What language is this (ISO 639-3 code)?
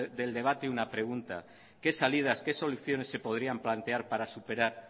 spa